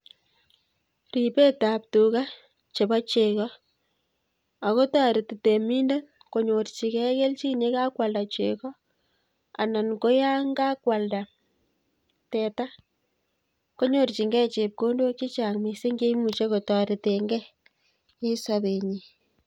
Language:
Kalenjin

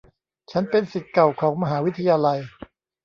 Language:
Thai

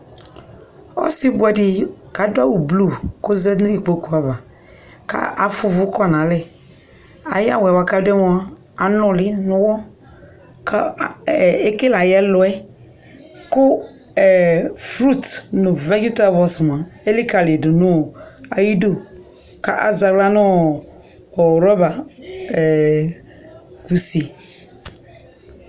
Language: Ikposo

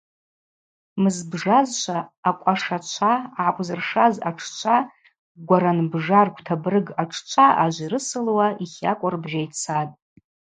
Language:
Abaza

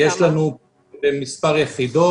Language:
Hebrew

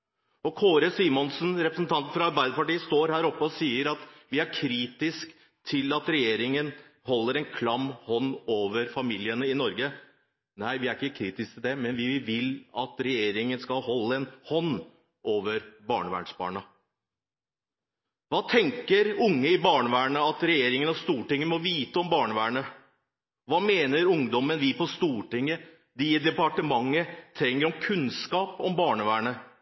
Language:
Norwegian Bokmål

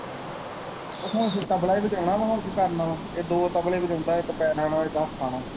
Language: Punjabi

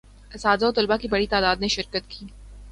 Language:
Urdu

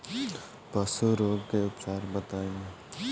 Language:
Bhojpuri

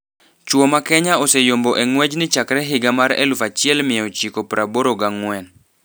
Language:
Luo (Kenya and Tanzania)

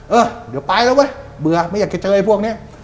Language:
Thai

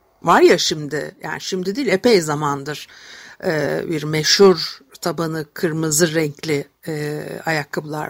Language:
Turkish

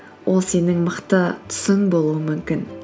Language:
Kazakh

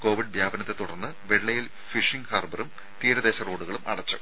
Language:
Malayalam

